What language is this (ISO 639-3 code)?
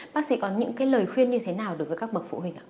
vie